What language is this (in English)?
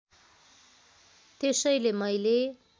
Nepali